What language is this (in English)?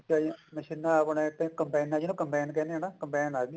Punjabi